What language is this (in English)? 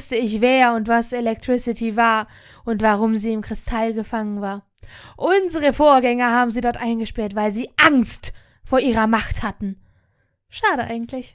German